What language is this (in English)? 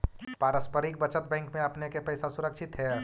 Magahi